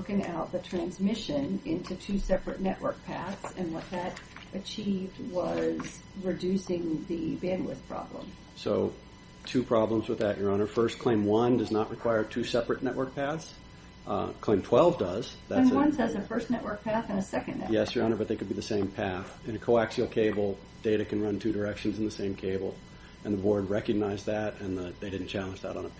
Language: English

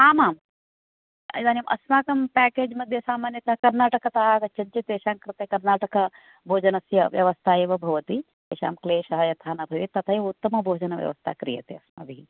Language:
Sanskrit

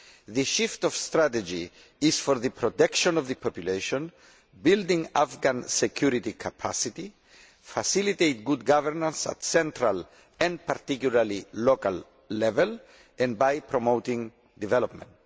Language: English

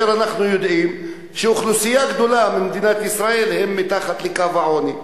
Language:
Hebrew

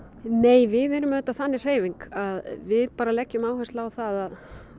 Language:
Icelandic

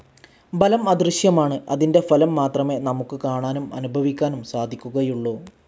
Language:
Malayalam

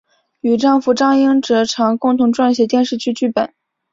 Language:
Chinese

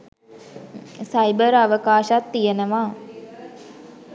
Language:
Sinhala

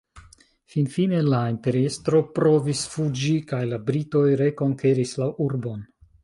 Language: Esperanto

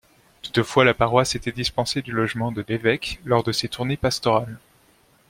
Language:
French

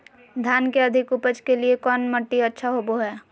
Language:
Magahi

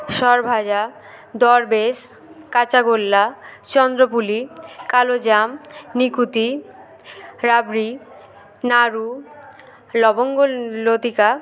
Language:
Bangla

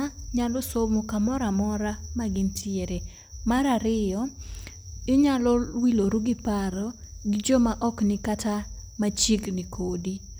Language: Luo (Kenya and Tanzania)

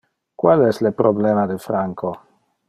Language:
Interlingua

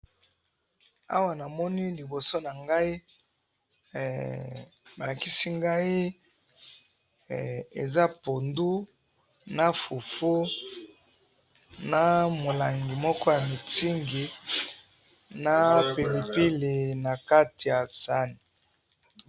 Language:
Lingala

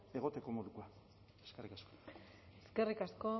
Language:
Basque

